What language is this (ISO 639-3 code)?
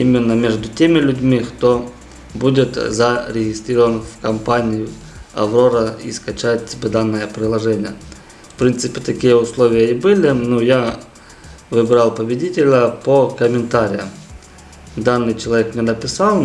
rus